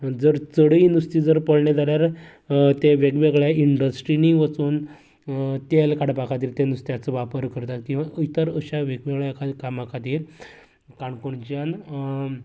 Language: Konkani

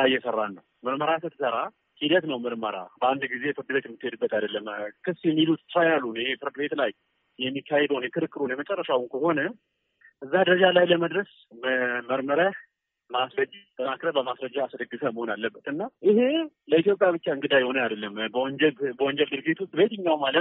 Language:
Amharic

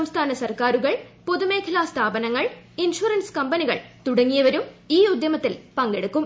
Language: Malayalam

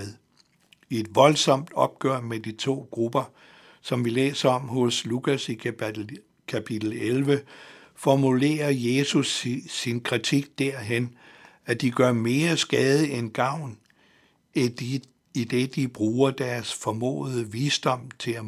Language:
Danish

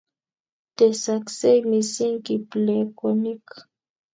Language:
Kalenjin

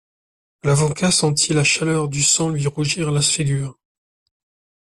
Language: French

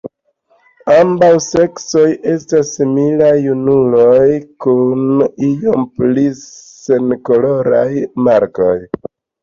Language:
Esperanto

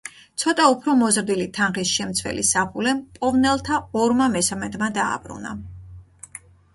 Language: Georgian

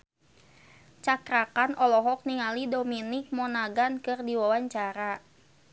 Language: Sundanese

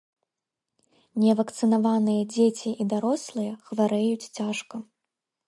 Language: Belarusian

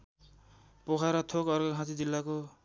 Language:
Nepali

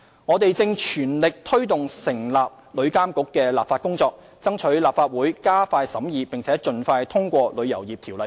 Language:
Cantonese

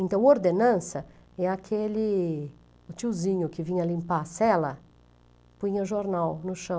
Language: Portuguese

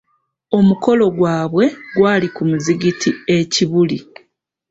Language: Ganda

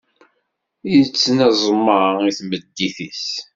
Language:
Kabyle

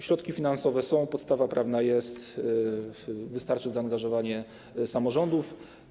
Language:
Polish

